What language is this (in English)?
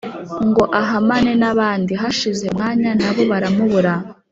Kinyarwanda